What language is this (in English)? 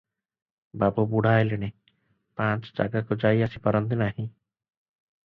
Odia